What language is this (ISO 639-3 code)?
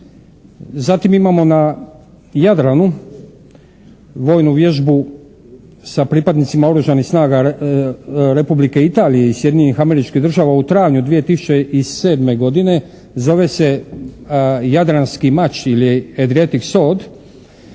hrv